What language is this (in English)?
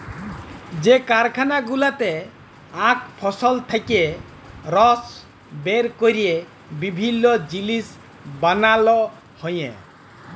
Bangla